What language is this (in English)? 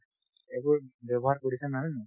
Assamese